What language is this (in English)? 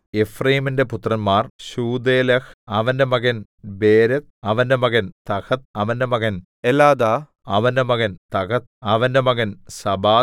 Malayalam